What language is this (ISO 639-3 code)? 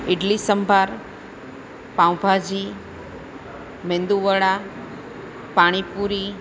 guj